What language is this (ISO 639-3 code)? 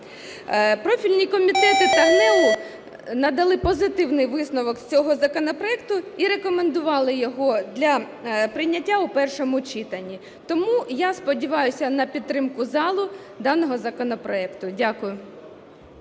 ukr